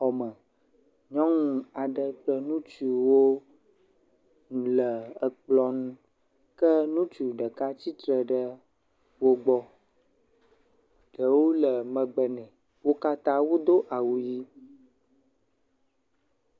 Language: Ewe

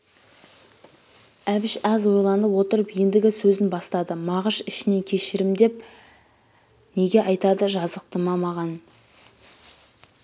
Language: Kazakh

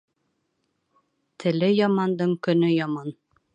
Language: Bashkir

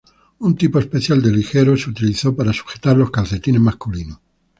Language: Spanish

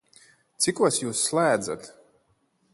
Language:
Latvian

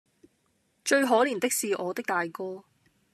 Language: Cantonese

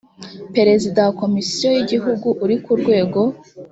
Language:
Kinyarwanda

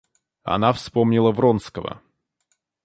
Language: Russian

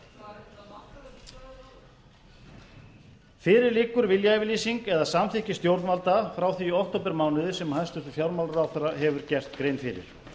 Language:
Icelandic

